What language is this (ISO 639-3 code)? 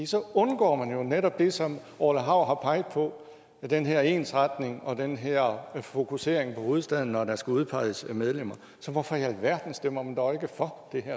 dan